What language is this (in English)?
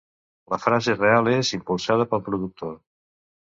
Catalan